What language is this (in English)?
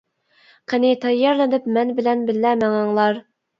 Uyghur